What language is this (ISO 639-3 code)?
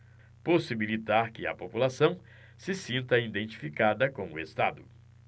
por